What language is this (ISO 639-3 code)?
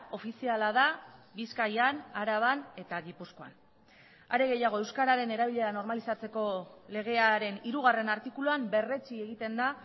eus